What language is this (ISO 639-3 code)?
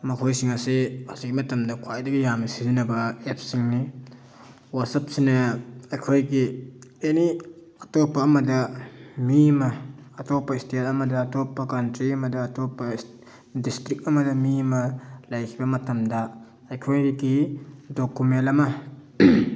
mni